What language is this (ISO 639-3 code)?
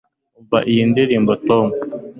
kin